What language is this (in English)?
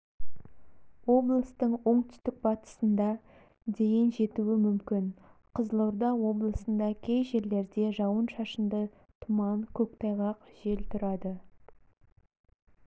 Kazakh